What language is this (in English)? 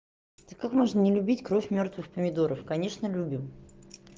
Russian